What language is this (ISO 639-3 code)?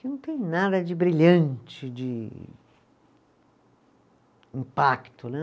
por